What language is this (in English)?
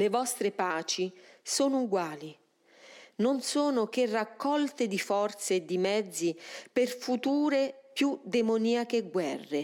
Italian